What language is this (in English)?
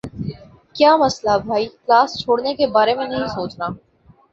Urdu